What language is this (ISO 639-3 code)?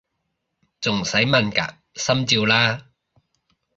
yue